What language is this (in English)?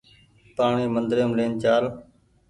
Goaria